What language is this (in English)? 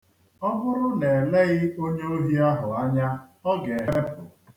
Igbo